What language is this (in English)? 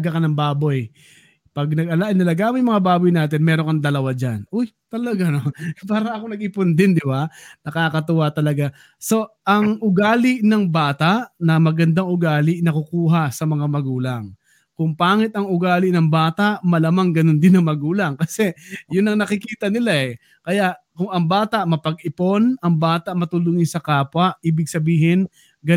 Filipino